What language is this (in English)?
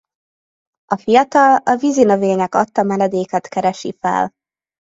Hungarian